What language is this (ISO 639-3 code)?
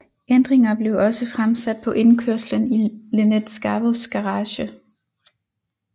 dan